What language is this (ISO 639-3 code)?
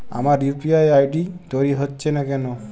ben